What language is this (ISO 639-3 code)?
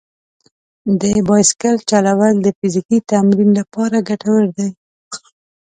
pus